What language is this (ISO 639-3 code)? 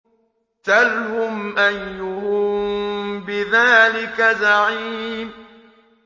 ara